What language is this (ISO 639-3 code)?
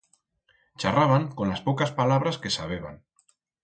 arg